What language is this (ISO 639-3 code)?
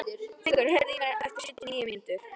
isl